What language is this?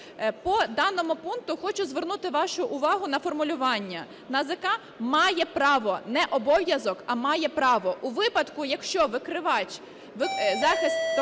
Ukrainian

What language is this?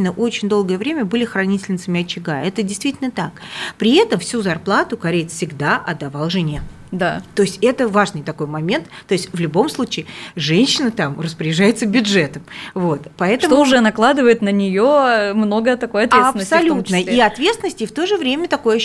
Russian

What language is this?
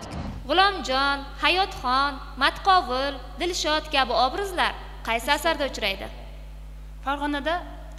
Turkish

